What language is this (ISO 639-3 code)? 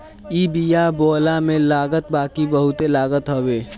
bho